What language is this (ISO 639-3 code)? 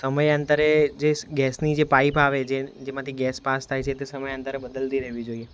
guj